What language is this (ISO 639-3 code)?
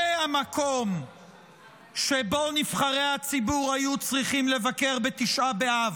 heb